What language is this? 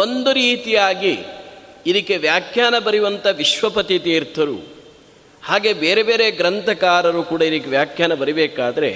Kannada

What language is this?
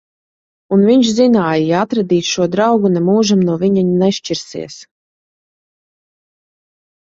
Latvian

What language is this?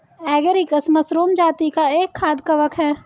Hindi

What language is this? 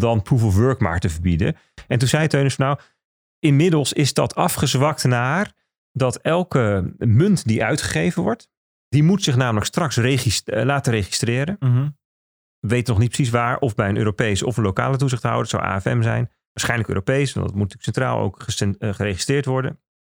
Dutch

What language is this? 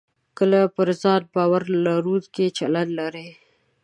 Pashto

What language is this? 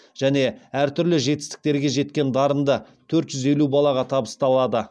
Kazakh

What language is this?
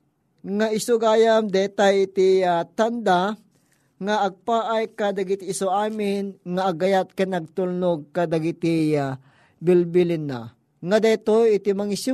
Filipino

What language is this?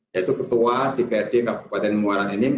Indonesian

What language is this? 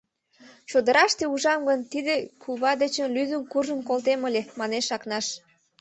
Mari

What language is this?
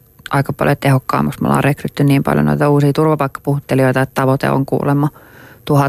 Finnish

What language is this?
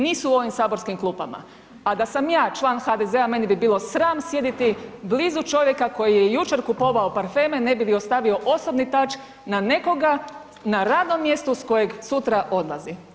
Croatian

